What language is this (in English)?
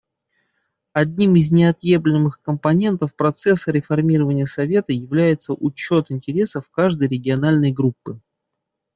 Russian